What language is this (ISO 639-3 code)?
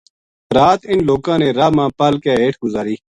gju